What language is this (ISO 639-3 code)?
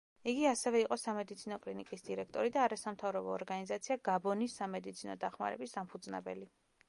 kat